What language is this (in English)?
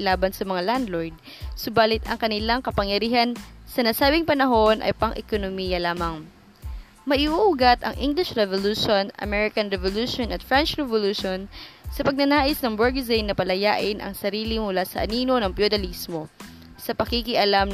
Filipino